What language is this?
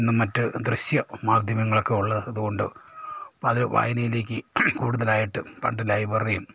Malayalam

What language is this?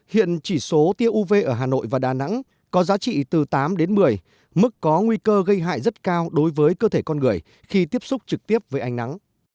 Vietnamese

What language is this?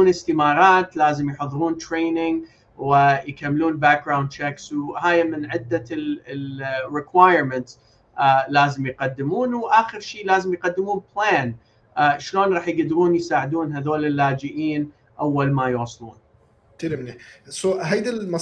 Arabic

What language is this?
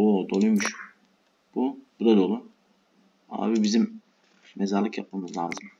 Turkish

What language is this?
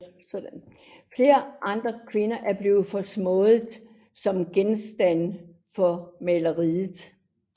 Danish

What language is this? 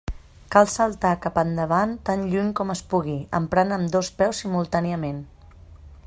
Catalan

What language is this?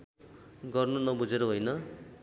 Nepali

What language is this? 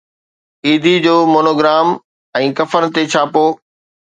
Sindhi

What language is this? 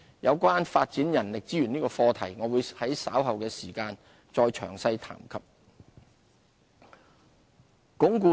Cantonese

